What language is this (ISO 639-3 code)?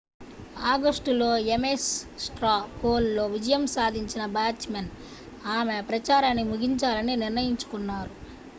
tel